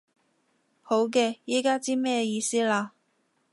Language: Cantonese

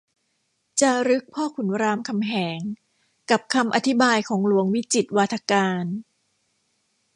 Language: Thai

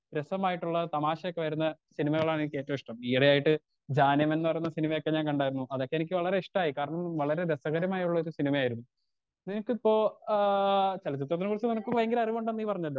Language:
Malayalam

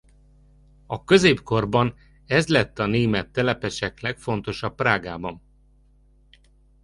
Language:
Hungarian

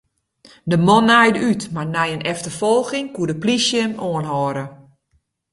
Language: Western Frisian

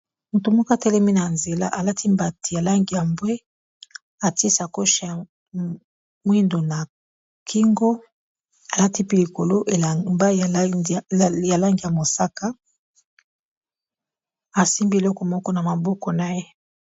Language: Lingala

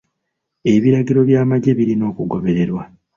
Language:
Ganda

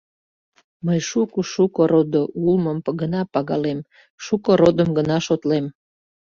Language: Mari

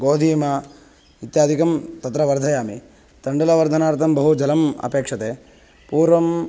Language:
Sanskrit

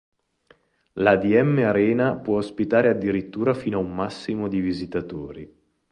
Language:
Italian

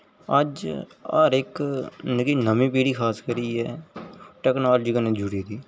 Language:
Dogri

